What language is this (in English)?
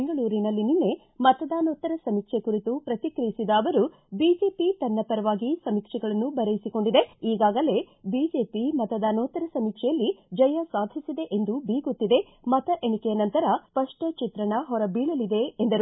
Kannada